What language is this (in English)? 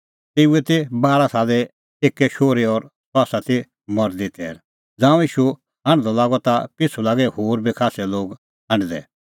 Kullu Pahari